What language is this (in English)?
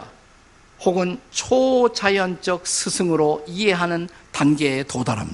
Korean